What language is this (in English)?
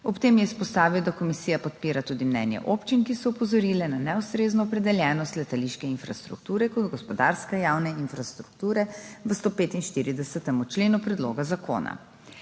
Slovenian